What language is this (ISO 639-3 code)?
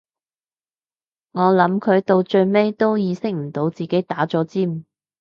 yue